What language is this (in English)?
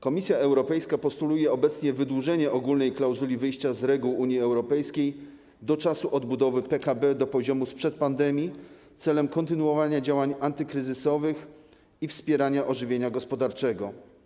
Polish